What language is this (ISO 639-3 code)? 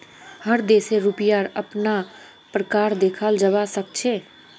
mag